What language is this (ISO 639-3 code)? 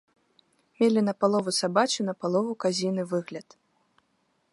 bel